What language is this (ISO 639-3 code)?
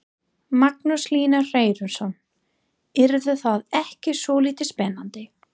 isl